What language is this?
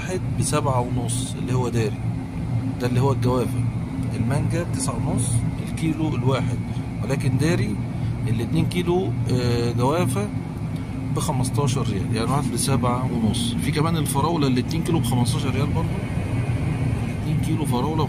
Arabic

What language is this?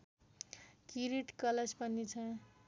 Nepali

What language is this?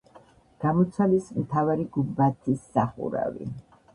Georgian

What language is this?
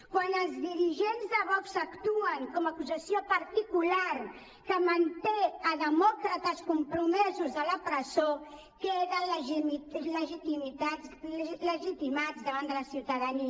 Catalan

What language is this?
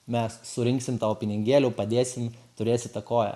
Lithuanian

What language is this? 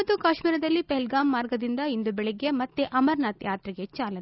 Kannada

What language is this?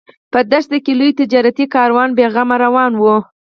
Pashto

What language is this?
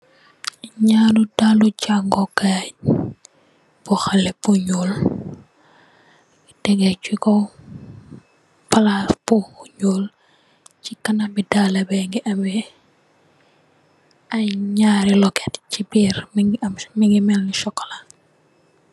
Wolof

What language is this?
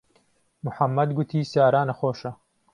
Central Kurdish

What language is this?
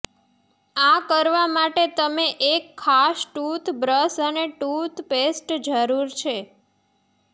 Gujarati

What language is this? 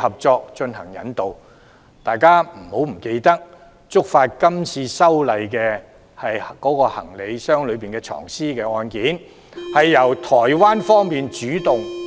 Cantonese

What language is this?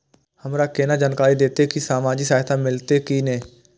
Maithili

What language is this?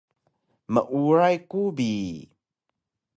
Taroko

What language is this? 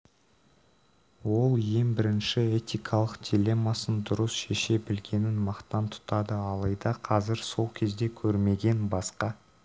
Kazakh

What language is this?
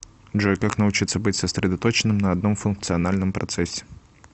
Russian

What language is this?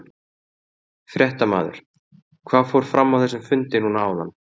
Icelandic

